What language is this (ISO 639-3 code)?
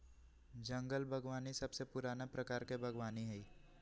mag